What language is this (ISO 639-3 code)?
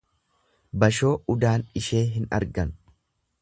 orm